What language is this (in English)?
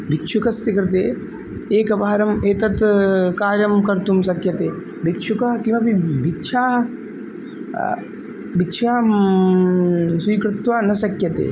Sanskrit